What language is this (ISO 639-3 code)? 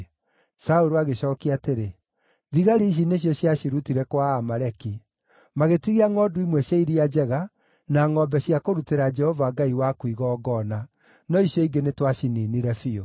kik